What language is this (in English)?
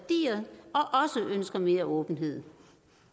Danish